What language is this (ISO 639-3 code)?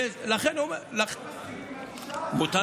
heb